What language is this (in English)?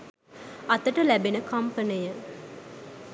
Sinhala